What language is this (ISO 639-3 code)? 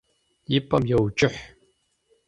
kbd